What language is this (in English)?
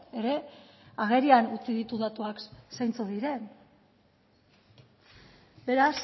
Basque